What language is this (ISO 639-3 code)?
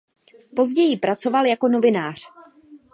ces